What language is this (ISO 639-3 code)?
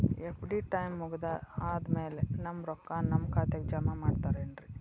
kan